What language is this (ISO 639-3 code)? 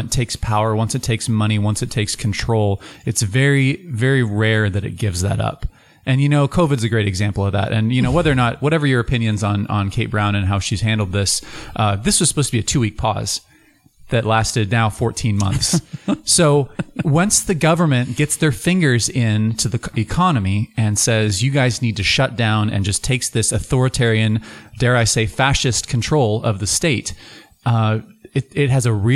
eng